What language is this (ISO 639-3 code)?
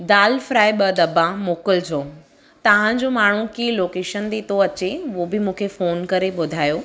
snd